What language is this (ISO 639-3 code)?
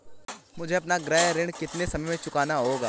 hin